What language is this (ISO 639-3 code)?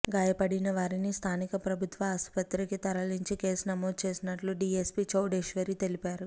tel